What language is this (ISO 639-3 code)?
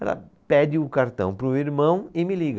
por